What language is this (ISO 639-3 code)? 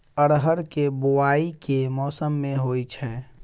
mai